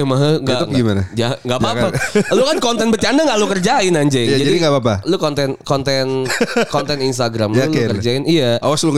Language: Indonesian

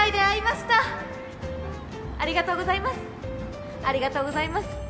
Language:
Japanese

